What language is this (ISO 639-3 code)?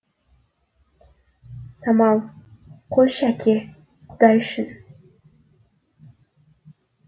kaz